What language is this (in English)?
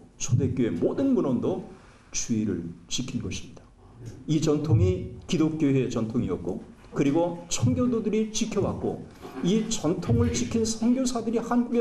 Korean